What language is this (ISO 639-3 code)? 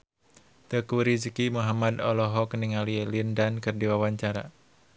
sun